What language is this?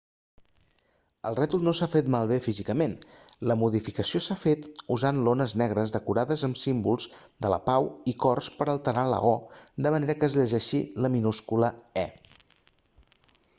Catalan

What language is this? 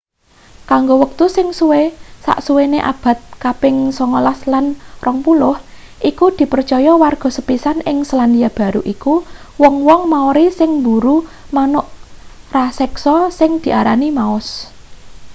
Javanese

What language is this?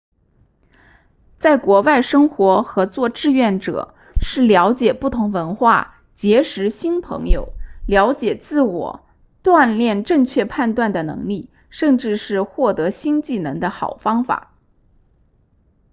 Chinese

